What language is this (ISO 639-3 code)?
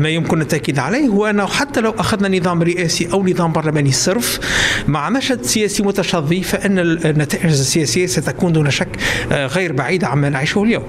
ara